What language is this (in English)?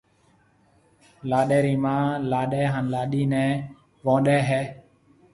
Marwari (Pakistan)